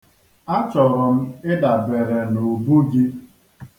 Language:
Igbo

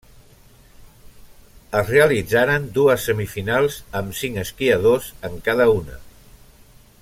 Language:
Catalan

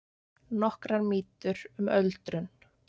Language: Icelandic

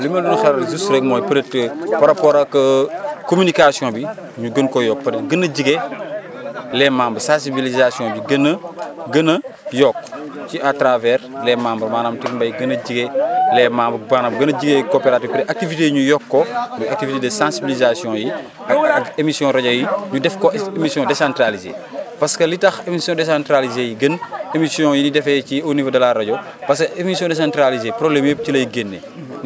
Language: Wolof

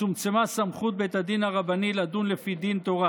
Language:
Hebrew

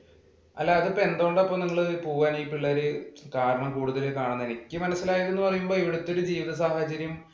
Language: Malayalam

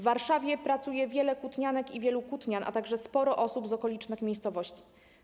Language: Polish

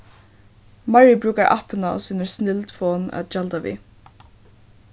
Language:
Faroese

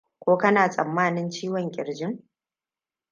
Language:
Hausa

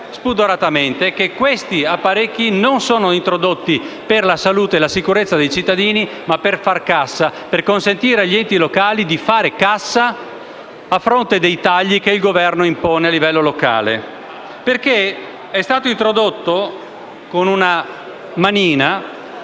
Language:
Italian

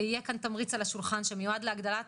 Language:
Hebrew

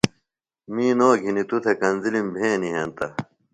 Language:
Phalura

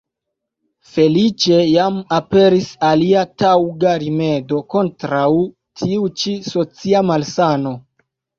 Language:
Esperanto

